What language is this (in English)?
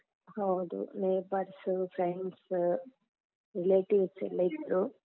Kannada